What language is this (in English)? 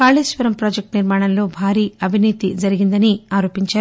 Telugu